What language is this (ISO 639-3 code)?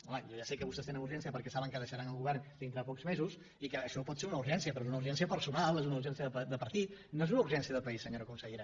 cat